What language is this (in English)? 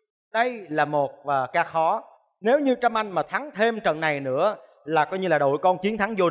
Vietnamese